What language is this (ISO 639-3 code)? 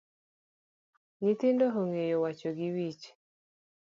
luo